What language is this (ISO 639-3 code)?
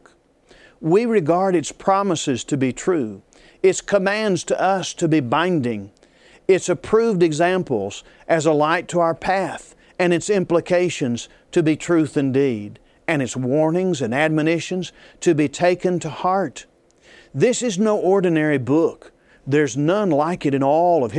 eng